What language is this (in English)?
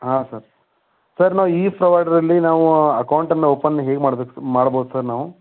Kannada